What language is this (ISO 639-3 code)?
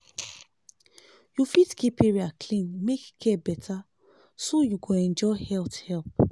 pcm